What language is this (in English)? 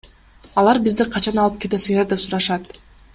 Kyrgyz